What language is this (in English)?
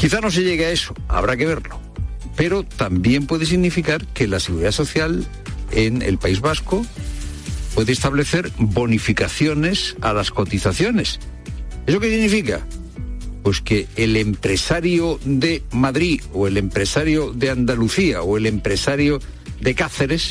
Spanish